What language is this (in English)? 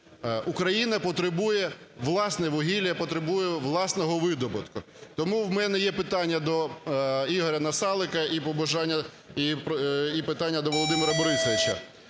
Ukrainian